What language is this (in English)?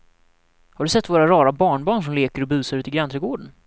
Swedish